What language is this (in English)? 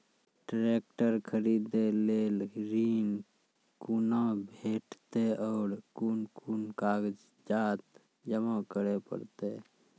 Maithili